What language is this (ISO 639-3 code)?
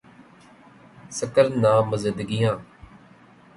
urd